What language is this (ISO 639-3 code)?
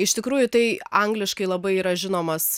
lit